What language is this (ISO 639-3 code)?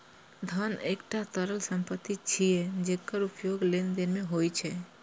mai